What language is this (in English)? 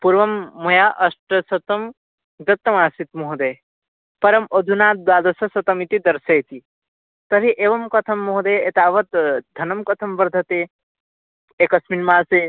Sanskrit